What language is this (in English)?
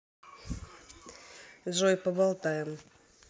Russian